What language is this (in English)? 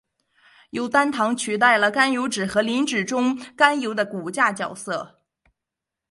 Chinese